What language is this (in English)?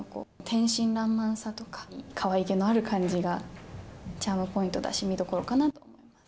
Japanese